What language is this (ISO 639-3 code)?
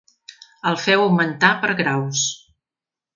cat